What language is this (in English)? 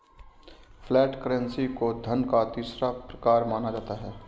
Hindi